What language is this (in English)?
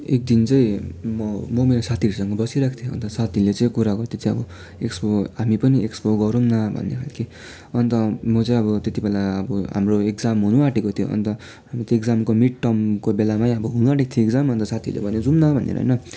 Nepali